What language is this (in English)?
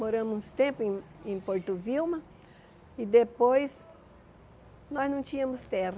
Portuguese